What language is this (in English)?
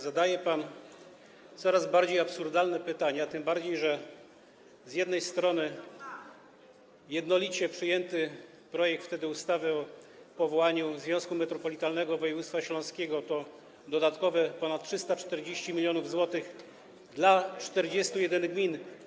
Polish